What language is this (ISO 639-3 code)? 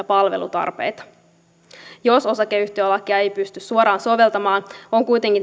fin